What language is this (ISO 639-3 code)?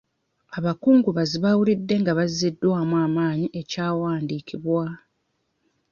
lug